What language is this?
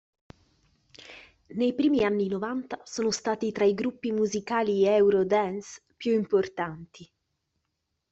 Italian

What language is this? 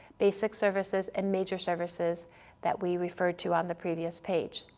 English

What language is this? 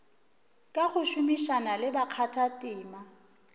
Northern Sotho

